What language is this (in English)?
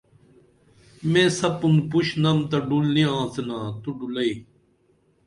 Dameli